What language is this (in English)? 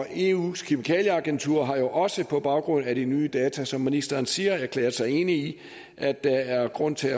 Danish